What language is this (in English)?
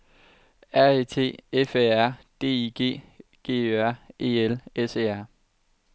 Danish